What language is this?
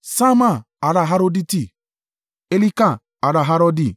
Yoruba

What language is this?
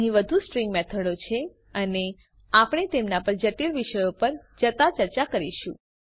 Gujarati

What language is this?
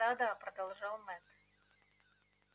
Russian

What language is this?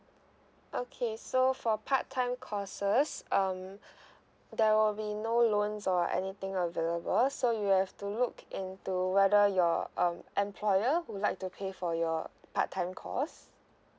English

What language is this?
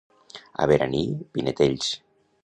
Catalan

